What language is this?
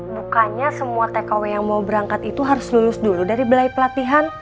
Indonesian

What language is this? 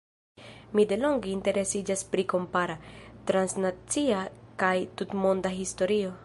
Esperanto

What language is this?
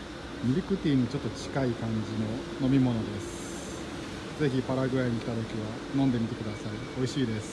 Japanese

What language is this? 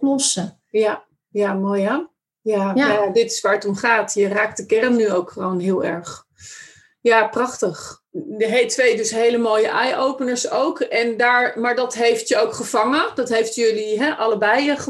Dutch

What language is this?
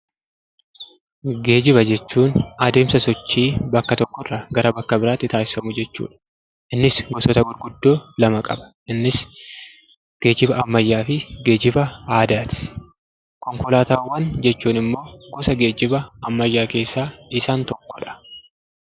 Oromo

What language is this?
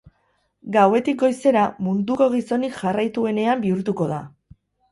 Basque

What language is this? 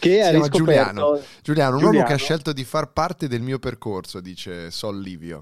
Italian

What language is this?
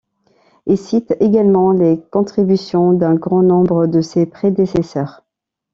French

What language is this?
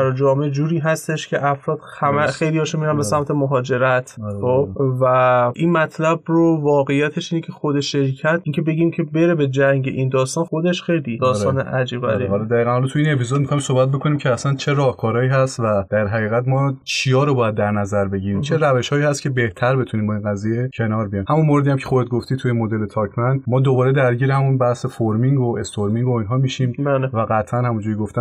Persian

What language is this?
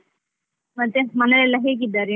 Kannada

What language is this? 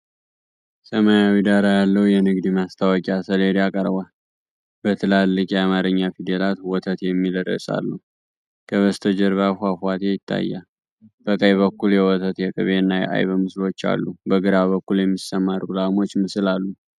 Amharic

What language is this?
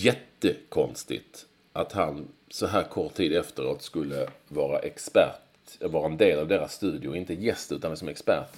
Swedish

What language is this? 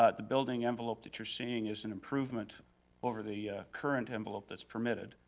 English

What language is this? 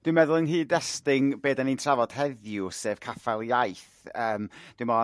Welsh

